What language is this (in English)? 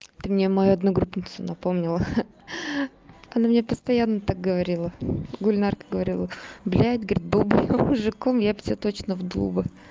Russian